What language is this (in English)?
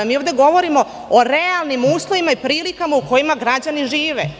Serbian